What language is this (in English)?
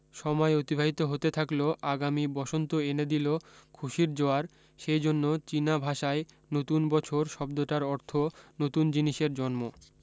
Bangla